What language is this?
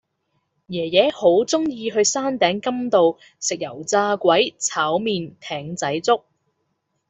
Cantonese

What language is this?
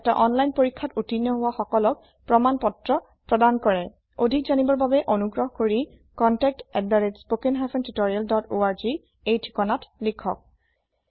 Assamese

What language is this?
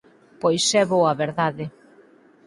Galician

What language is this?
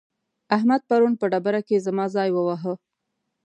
Pashto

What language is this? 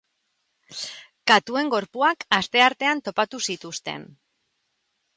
Basque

